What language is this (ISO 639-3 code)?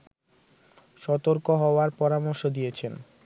ben